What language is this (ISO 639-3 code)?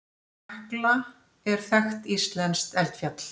isl